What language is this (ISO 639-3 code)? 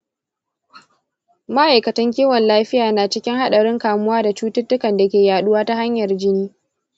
hau